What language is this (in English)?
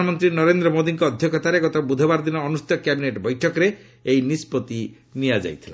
Odia